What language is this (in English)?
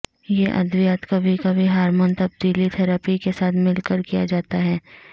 Urdu